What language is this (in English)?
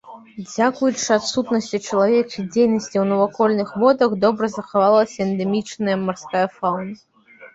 Belarusian